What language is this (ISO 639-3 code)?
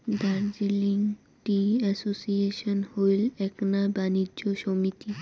ben